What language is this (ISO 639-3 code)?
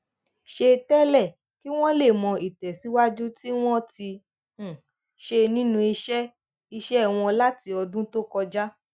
yor